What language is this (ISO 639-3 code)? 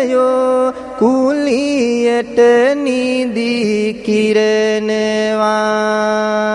sin